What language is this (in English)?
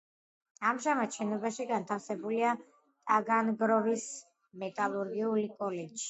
Georgian